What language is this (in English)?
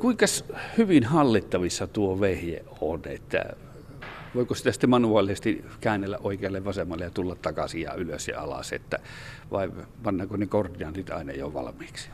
Finnish